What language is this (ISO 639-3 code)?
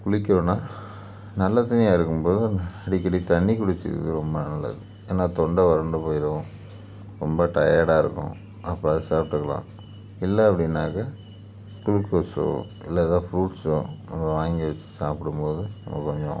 tam